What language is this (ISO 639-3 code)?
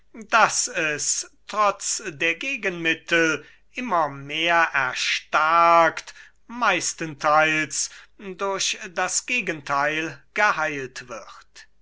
deu